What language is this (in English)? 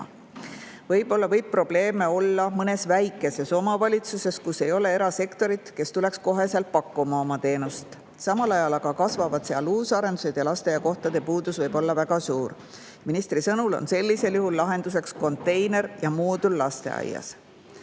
Estonian